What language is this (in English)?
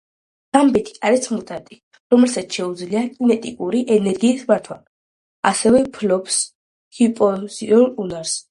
Georgian